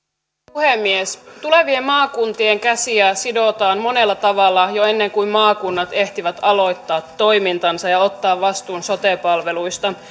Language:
Finnish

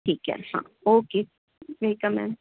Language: Marathi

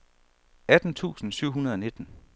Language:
Danish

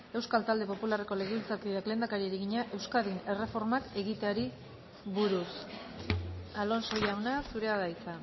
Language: Basque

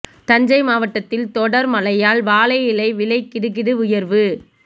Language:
Tamil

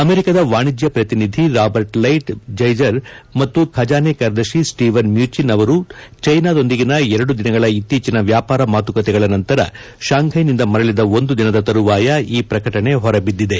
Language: Kannada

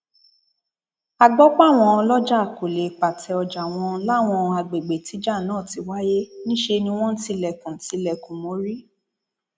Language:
Yoruba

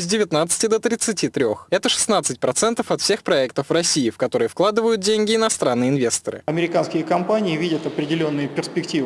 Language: Russian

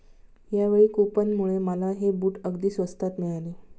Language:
Marathi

